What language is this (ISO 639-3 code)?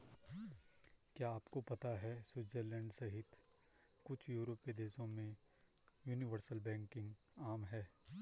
hin